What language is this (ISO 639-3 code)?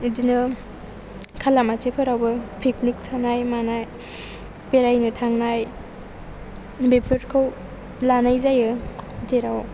brx